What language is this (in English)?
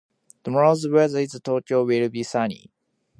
Japanese